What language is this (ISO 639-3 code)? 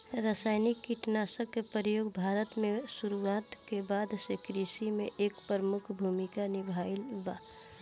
bho